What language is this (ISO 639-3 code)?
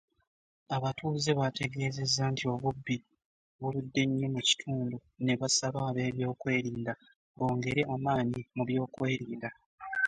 lug